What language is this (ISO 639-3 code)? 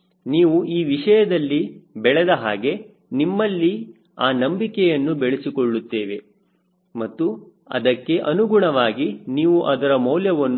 kan